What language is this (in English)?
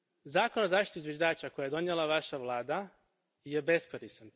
Croatian